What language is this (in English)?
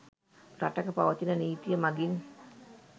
Sinhala